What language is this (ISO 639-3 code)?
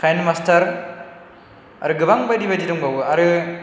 brx